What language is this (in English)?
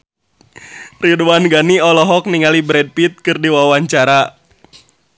Sundanese